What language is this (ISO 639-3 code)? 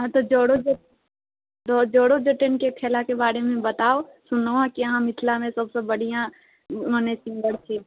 mai